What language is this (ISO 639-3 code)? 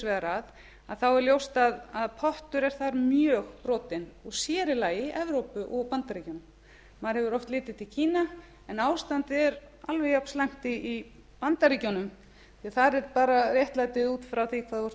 isl